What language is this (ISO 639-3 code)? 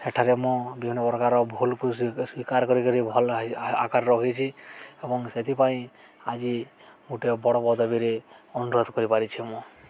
ori